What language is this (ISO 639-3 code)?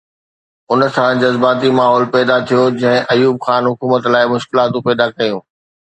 snd